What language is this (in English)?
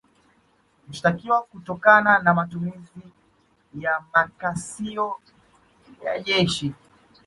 Swahili